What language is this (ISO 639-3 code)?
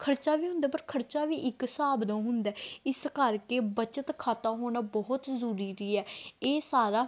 pan